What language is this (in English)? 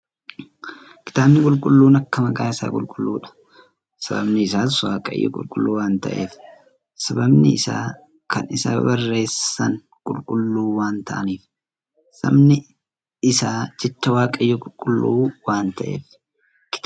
Oromo